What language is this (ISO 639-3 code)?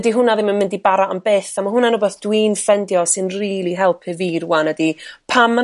cym